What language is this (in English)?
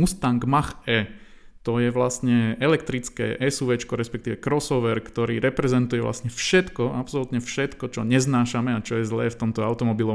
Slovak